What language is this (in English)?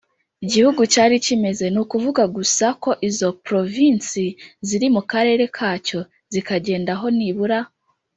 Kinyarwanda